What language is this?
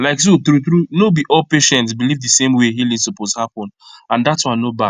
Nigerian Pidgin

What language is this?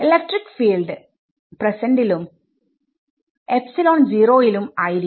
Malayalam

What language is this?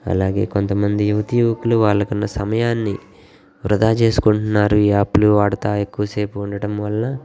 Telugu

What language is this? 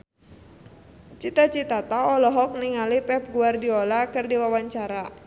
Sundanese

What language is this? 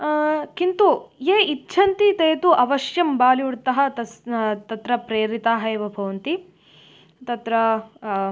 Sanskrit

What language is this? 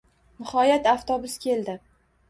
Uzbek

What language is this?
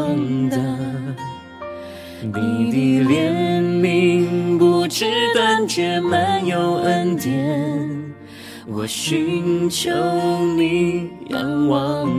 Chinese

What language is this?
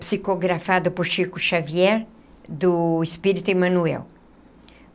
Portuguese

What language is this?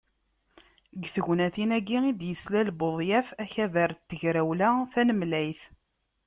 Kabyle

